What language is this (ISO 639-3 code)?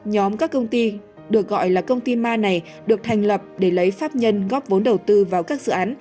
vie